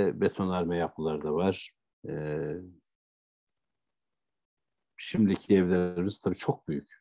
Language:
Turkish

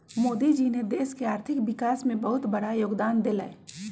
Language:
Magahi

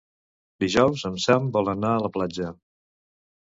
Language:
Catalan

